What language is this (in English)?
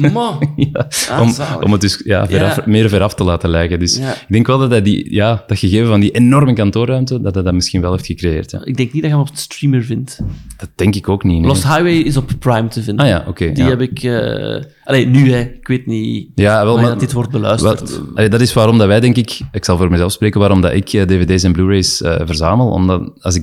Dutch